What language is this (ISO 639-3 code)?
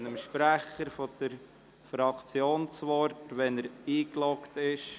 gsw